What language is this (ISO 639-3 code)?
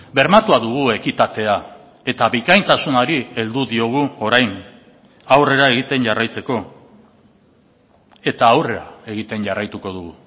eus